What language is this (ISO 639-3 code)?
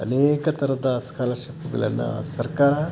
kan